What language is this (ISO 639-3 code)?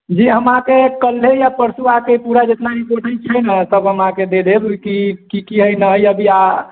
mai